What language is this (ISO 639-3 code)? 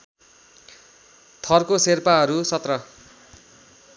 nep